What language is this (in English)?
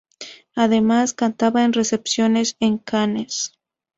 Spanish